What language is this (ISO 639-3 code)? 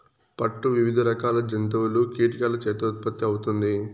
tel